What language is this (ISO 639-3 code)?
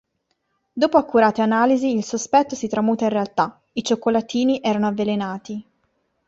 ita